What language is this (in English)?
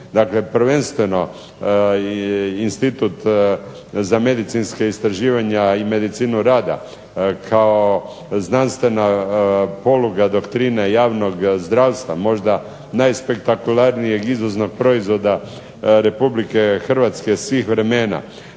Croatian